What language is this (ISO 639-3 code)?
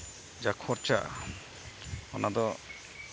sat